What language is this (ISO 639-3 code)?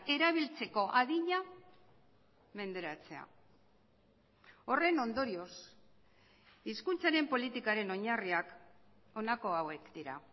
eus